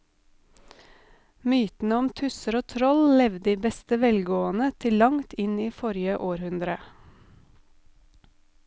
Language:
Norwegian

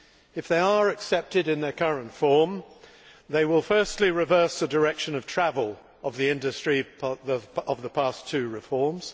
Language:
English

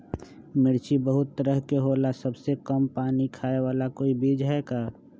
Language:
Magahi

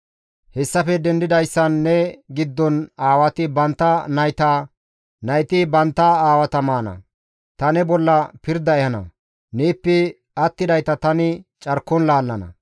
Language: Gamo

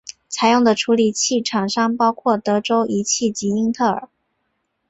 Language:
Chinese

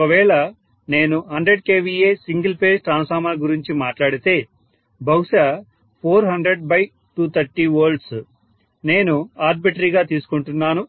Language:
Telugu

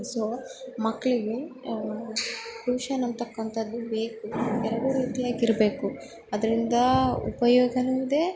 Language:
Kannada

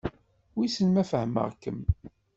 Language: Kabyle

